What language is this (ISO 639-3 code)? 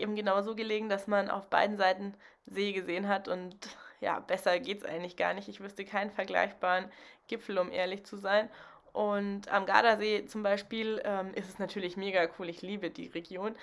deu